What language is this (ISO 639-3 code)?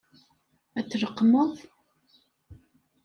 kab